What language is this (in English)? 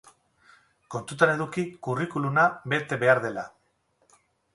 Basque